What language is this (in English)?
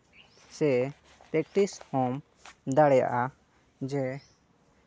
Santali